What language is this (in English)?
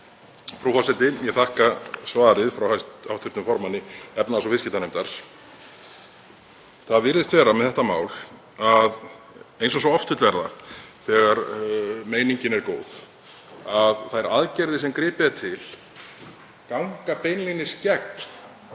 Icelandic